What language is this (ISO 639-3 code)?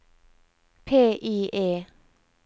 nor